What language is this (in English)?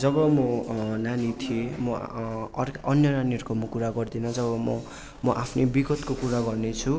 Nepali